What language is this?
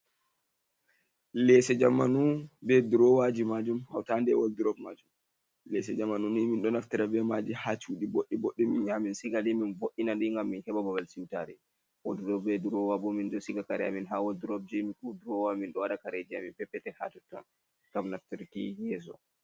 Fula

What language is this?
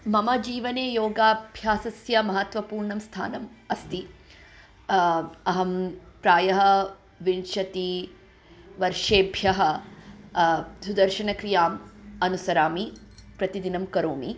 Sanskrit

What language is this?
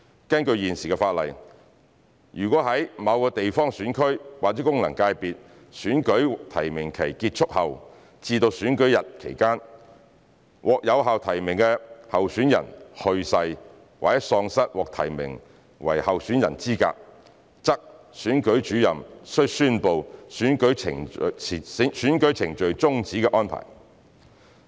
Cantonese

